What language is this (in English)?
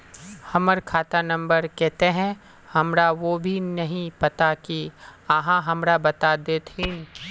Magahi